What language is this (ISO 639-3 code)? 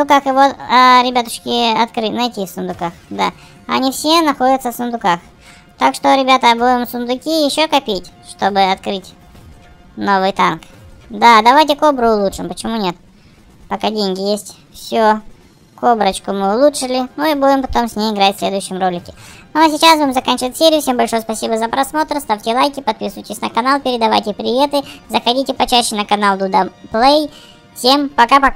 rus